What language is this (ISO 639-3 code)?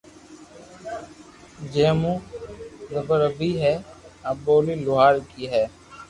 lrk